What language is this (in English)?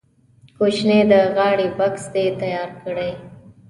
Pashto